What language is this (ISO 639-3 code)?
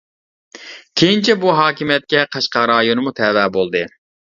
uig